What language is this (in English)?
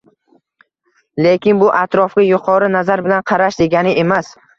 Uzbek